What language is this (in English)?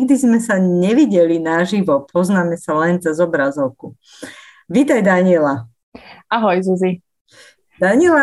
Slovak